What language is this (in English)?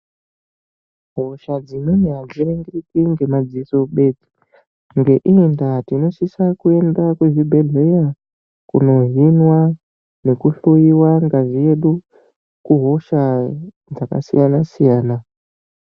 Ndau